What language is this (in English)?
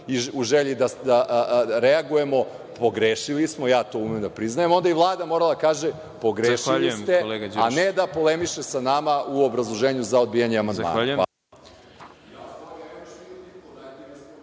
Serbian